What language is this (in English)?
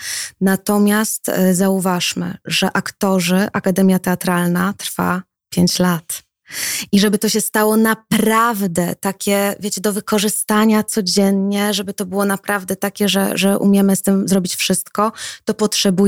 Polish